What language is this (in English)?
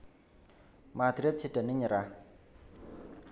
Javanese